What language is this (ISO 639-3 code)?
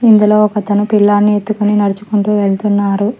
tel